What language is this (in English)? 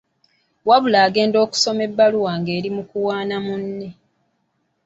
Ganda